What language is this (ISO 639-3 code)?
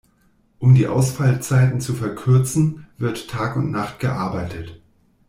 deu